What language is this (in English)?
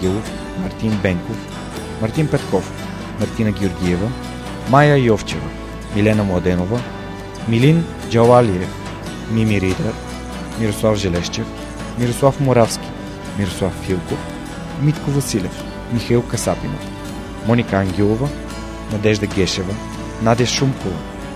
Bulgarian